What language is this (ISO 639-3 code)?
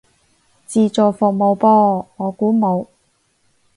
yue